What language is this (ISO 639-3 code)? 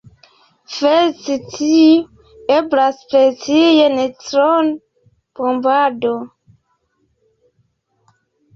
epo